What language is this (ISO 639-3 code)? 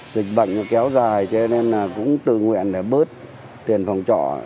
vie